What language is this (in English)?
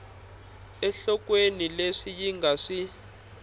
Tsonga